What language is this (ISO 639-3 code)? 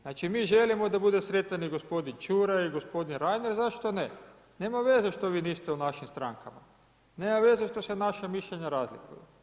hrv